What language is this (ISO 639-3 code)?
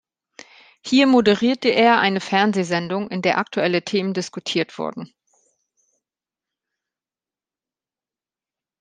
deu